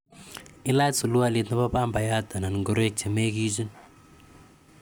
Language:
Kalenjin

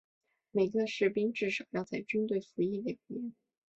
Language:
Chinese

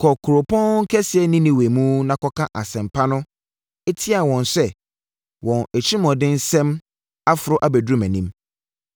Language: Akan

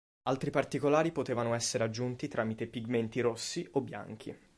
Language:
Italian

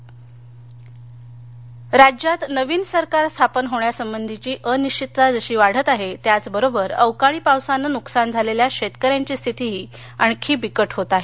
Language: Marathi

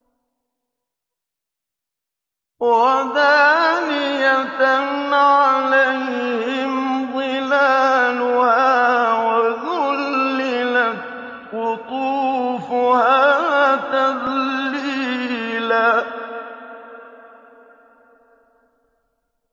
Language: Arabic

